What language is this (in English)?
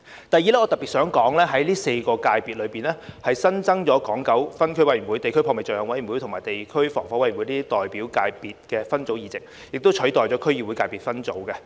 Cantonese